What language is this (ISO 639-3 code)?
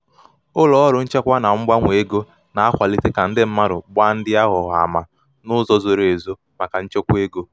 ibo